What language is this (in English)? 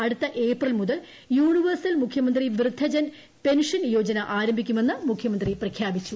Malayalam